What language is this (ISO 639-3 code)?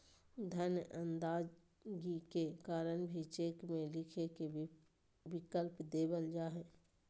mag